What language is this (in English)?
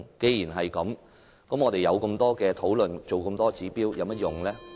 Cantonese